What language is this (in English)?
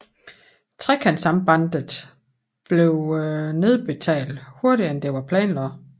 Danish